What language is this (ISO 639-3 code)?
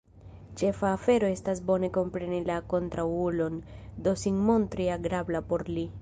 epo